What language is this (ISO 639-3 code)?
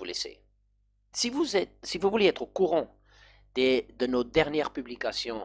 fra